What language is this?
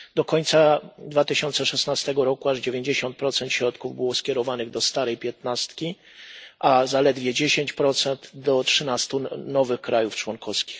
Polish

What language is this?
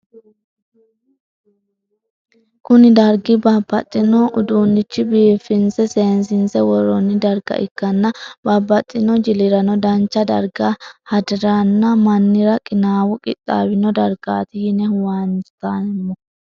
Sidamo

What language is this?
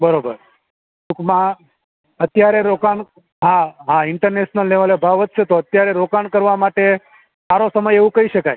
Gujarati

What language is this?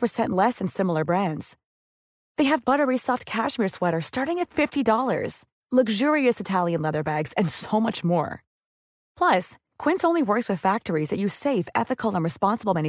Swedish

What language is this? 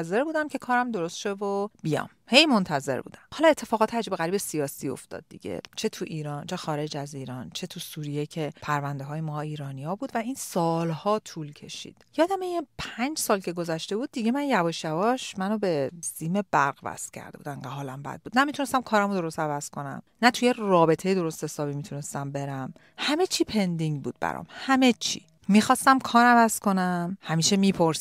Persian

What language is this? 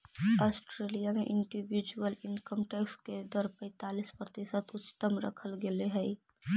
Magahi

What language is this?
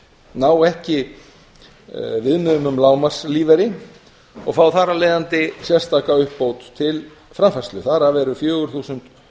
Icelandic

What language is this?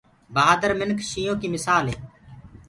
Gurgula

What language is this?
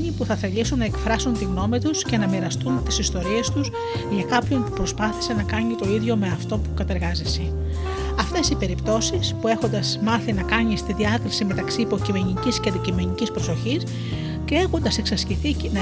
Greek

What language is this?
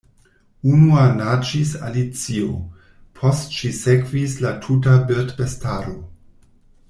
Esperanto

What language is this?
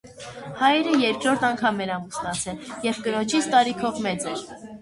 Armenian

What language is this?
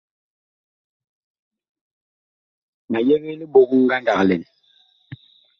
Bakoko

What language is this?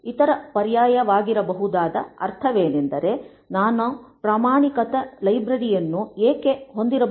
Kannada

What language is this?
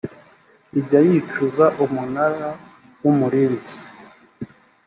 Kinyarwanda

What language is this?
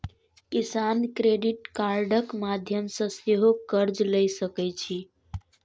Maithili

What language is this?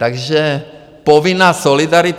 Czech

